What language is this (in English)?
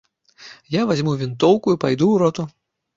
Belarusian